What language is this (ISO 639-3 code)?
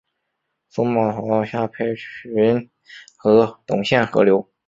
zho